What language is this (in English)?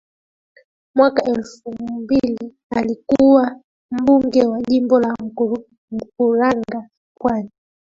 Swahili